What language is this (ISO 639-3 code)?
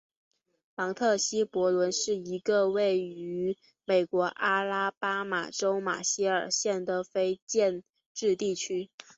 zho